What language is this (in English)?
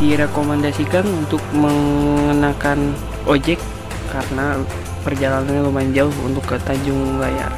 Indonesian